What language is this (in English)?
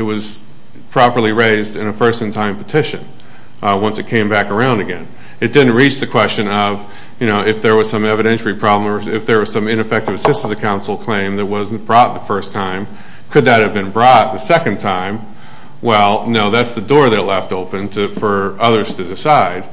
English